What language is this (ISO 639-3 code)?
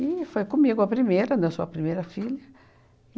por